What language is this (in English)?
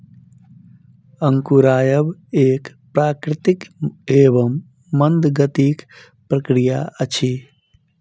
Maithili